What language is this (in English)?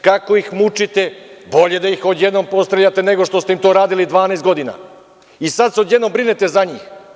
Serbian